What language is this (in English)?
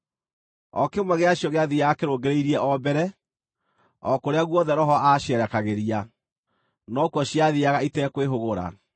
Kikuyu